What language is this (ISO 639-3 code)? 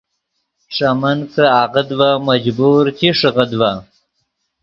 ydg